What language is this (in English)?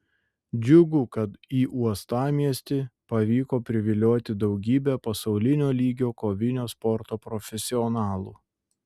Lithuanian